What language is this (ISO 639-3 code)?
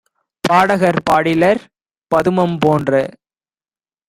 tam